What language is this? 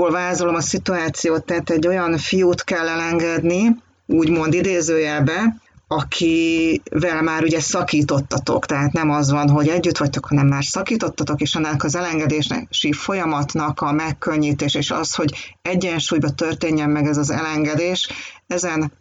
Hungarian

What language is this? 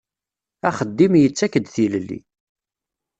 Kabyle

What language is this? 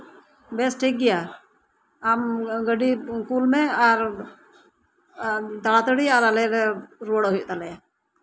Santali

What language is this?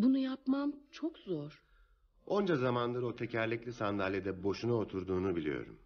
Turkish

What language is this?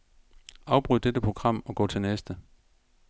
Danish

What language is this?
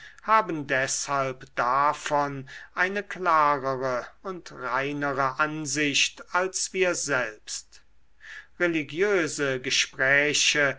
German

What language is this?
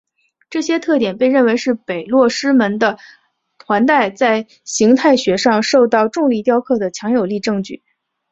Chinese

